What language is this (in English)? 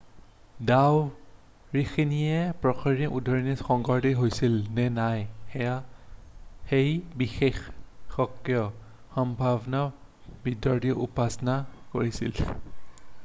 Assamese